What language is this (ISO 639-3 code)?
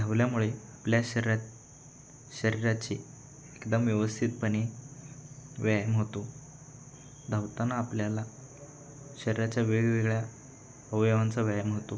mar